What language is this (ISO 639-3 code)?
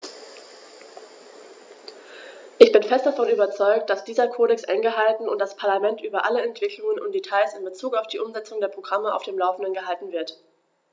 deu